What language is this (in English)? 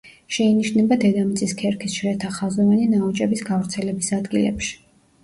Georgian